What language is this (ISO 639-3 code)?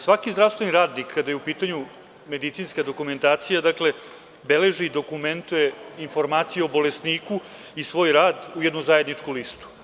srp